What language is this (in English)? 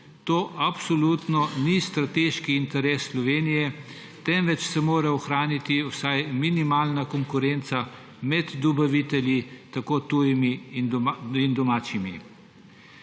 Slovenian